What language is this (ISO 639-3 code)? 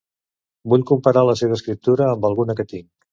cat